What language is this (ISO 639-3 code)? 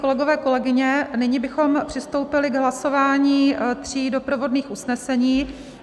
ces